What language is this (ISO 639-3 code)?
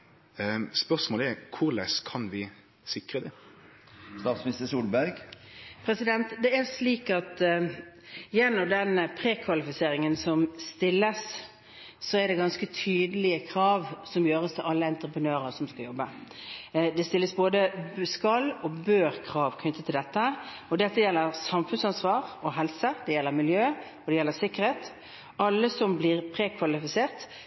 nor